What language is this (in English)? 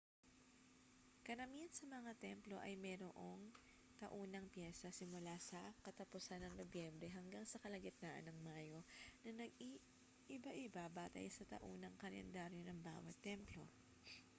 Filipino